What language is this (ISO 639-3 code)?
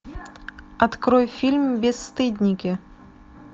rus